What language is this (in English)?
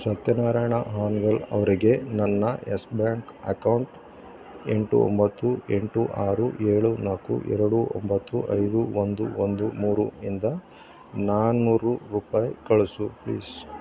Kannada